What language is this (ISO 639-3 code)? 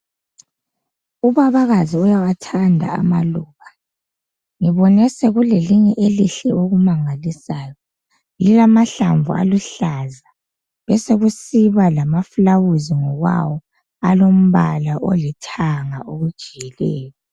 nde